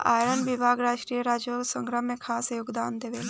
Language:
Bhojpuri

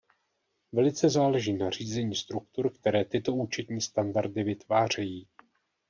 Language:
Czech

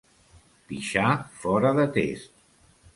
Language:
Catalan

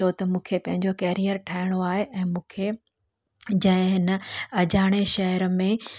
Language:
Sindhi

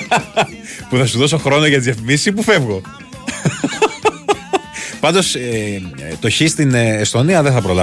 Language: Greek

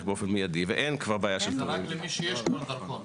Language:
Hebrew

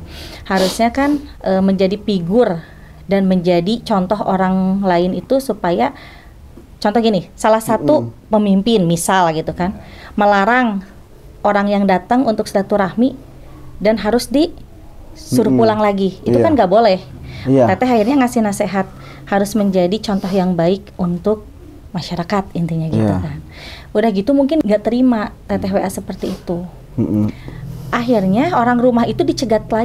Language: Indonesian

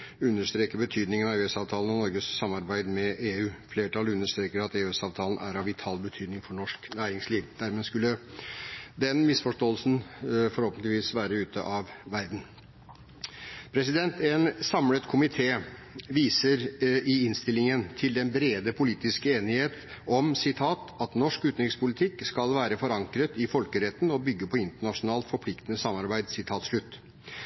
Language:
Norwegian Bokmål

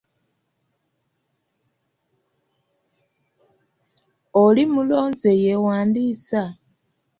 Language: Ganda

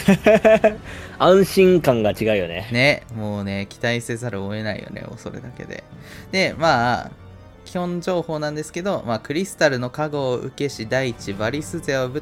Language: Japanese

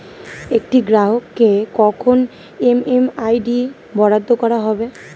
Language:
Bangla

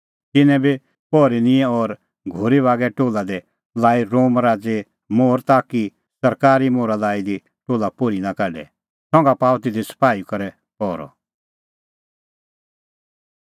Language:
Kullu Pahari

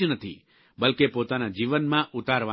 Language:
Gujarati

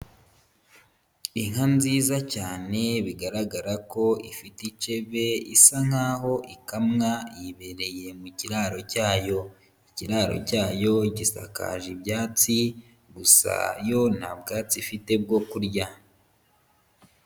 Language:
Kinyarwanda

